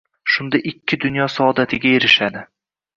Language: Uzbek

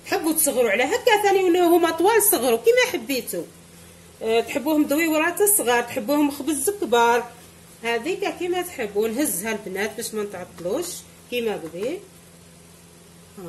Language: Arabic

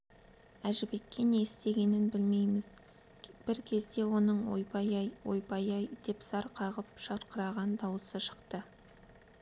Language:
Kazakh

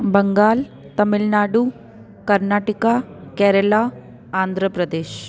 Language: Sindhi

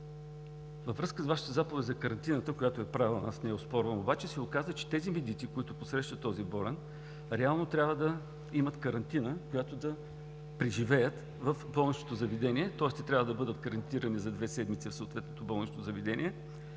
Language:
Bulgarian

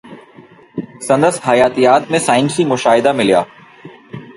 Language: Sindhi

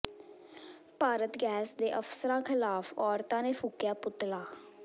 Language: Punjabi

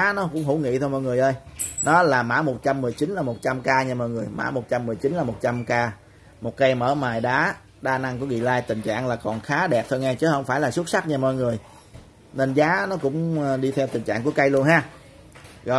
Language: Vietnamese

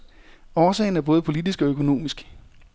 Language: Danish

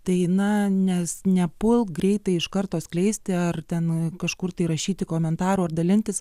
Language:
Lithuanian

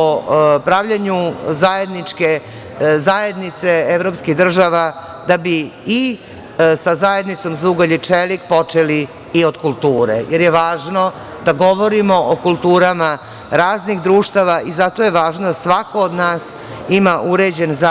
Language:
Serbian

